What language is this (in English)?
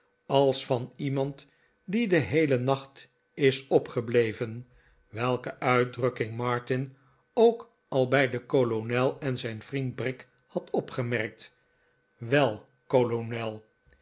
Dutch